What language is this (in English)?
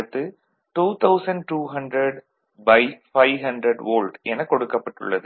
Tamil